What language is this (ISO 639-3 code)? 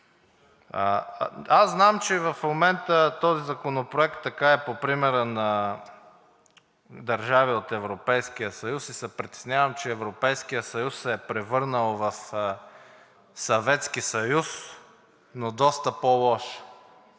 bul